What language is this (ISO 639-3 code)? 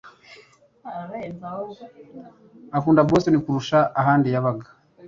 kin